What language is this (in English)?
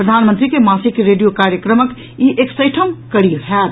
Maithili